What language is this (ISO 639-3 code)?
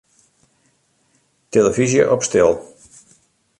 fry